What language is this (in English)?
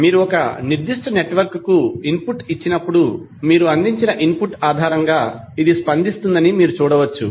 Telugu